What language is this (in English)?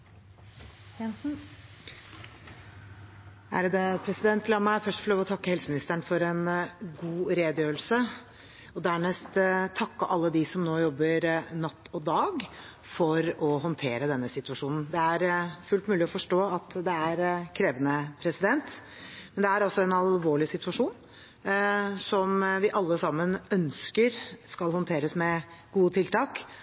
Norwegian Bokmål